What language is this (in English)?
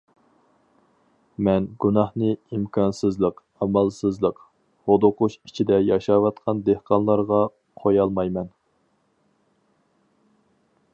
Uyghur